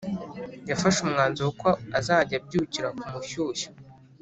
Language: Kinyarwanda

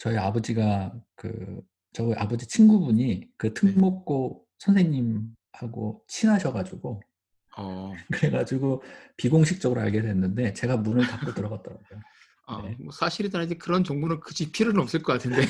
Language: Korean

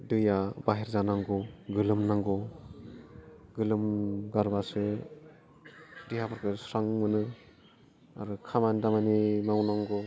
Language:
Bodo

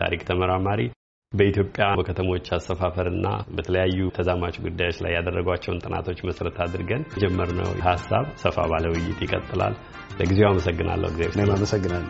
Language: Amharic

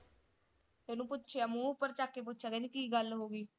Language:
Punjabi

